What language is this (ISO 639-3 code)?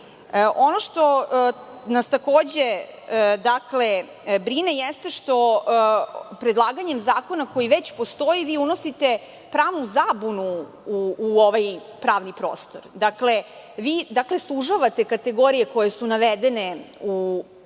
srp